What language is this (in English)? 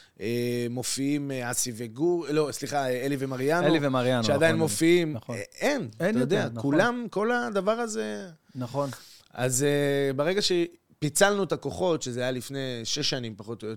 Hebrew